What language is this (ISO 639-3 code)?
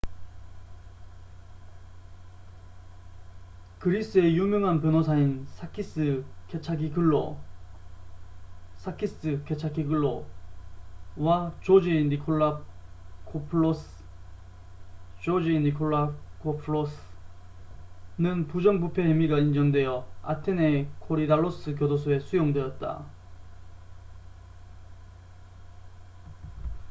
kor